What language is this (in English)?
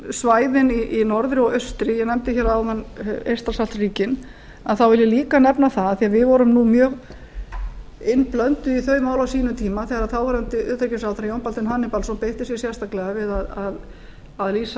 Icelandic